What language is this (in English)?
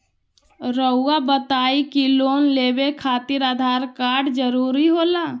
Magahi